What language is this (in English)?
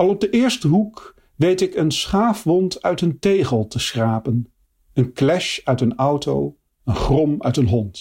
Dutch